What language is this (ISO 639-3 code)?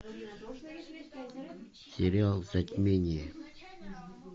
rus